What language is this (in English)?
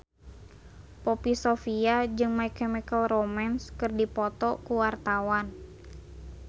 Sundanese